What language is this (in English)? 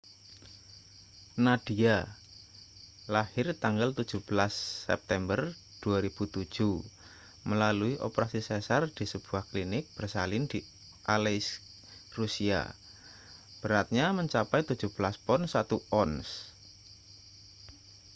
Indonesian